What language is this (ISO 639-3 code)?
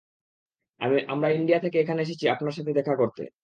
ben